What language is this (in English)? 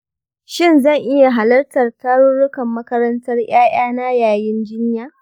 Hausa